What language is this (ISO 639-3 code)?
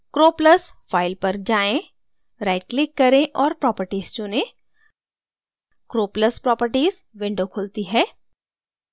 hin